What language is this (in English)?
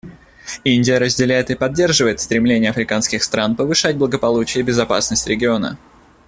Russian